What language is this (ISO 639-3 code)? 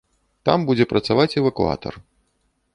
bel